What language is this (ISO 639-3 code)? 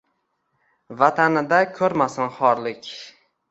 uzb